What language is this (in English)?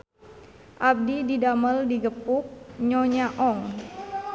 Sundanese